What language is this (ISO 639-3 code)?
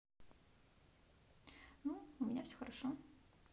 rus